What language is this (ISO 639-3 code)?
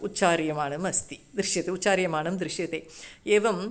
san